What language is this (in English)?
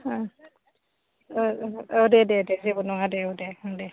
Bodo